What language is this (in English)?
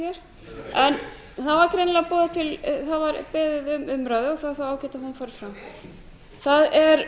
Icelandic